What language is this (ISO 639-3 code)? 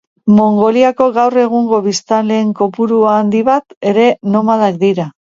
eus